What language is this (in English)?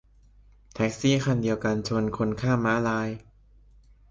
Thai